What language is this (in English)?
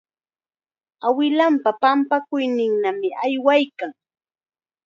Chiquián Ancash Quechua